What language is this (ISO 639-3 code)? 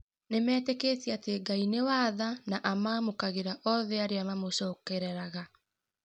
kik